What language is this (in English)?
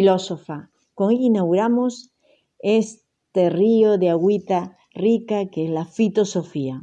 Spanish